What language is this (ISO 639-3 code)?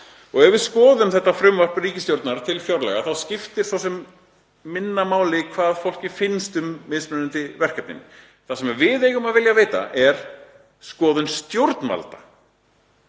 isl